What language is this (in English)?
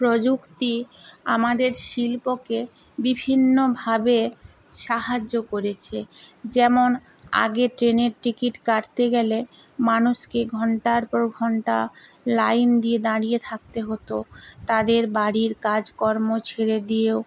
Bangla